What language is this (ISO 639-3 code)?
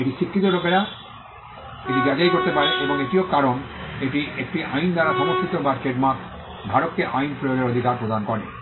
ben